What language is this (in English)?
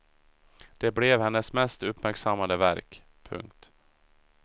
Swedish